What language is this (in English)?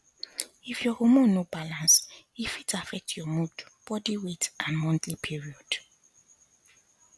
Nigerian Pidgin